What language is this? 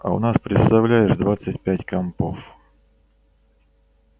Russian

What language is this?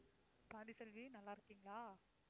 Tamil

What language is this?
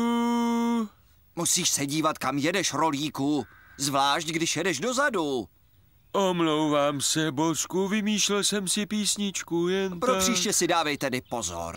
Czech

